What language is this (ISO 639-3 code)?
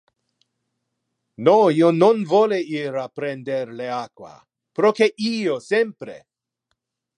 ina